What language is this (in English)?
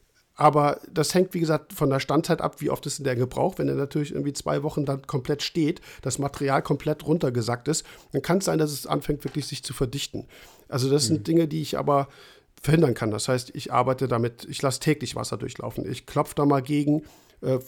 German